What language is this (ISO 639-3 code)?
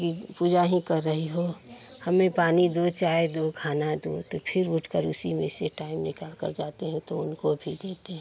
hin